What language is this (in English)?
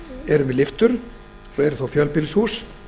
Icelandic